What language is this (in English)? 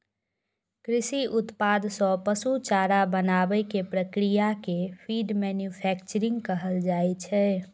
Maithili